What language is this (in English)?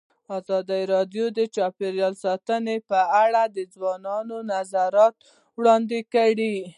Pashto